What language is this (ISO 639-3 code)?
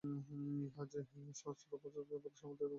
ben